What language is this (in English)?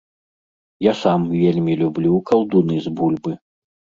Belarusian